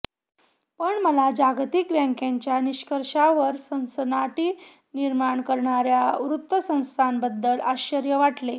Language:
Marathi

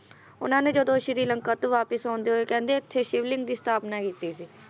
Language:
Punjabi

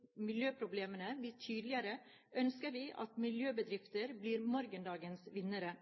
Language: Norwegian Bokmål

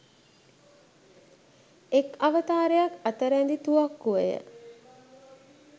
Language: Sinhala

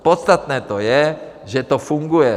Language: Czech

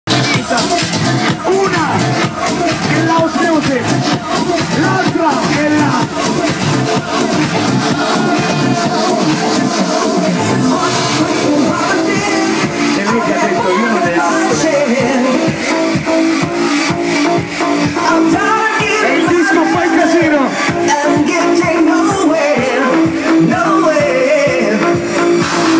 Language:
Arabic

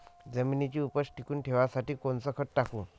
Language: Marathi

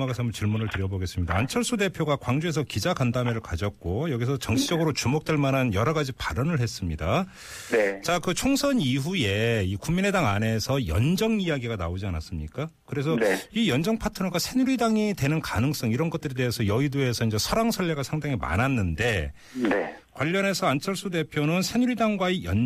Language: Korean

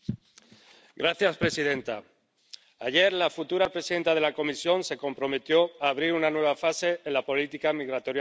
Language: Spanish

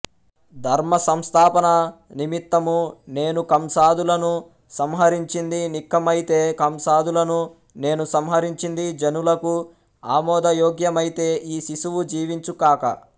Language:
Telugu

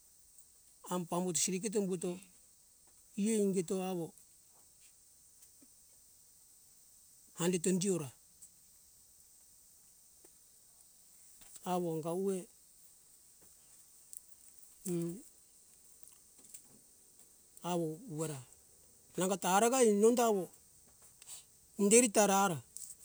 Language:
Hunjara-Kaina Ke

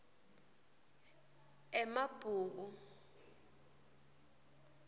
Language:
Swati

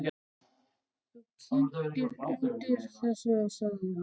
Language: Icelandic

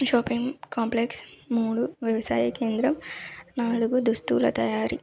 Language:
Telugu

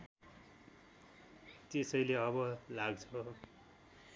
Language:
Nepali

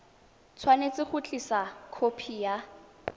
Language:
Tswana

